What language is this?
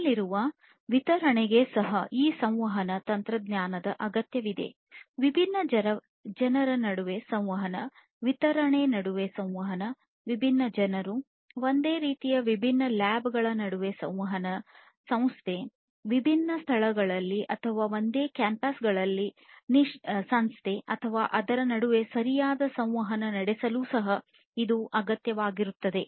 Kannada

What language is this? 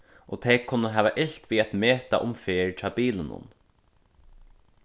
Faroese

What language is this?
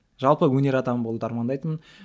Kazakh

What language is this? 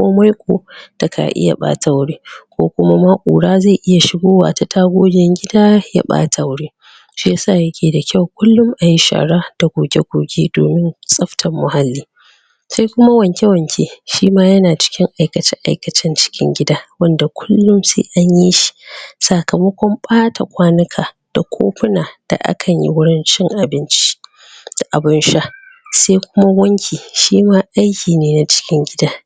Hausa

